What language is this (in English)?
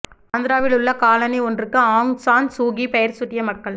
Tamil